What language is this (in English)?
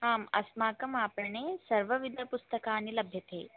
Sanskrit